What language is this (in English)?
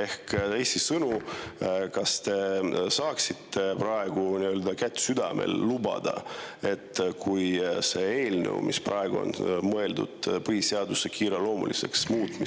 Estonian